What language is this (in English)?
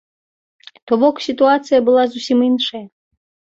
Belarusian